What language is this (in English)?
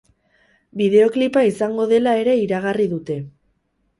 Basque